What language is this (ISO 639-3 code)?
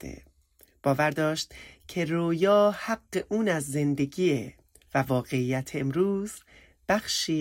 fas